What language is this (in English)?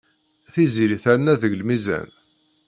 Kabyle